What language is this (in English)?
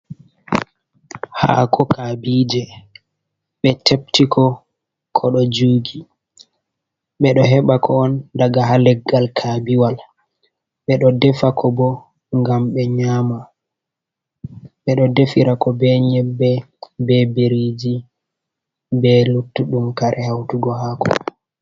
Fula